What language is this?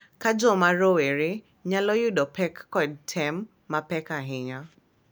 Luo (Kenya and Tanzania)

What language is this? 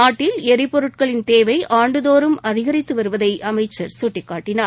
Tamil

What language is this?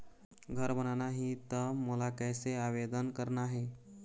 Chhattisgarhi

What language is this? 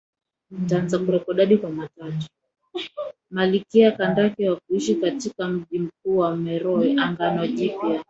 Swahili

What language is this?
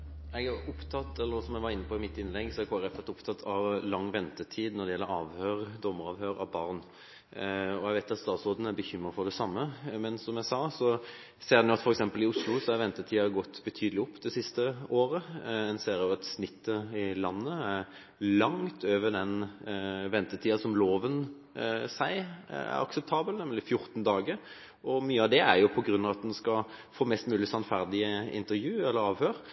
Norwegian Bokmål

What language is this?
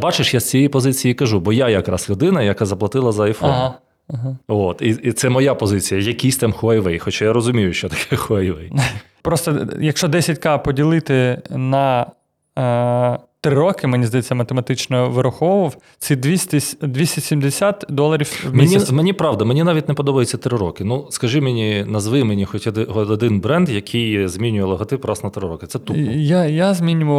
Ukrainian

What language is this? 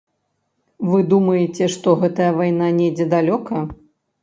Belarusian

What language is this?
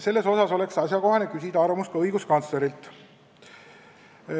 Estonian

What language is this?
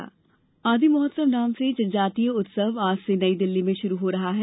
Hindi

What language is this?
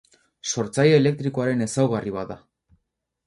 Basque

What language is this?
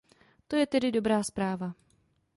Czech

